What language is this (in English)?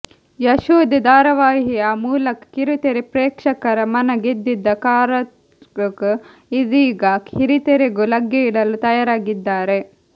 Kannada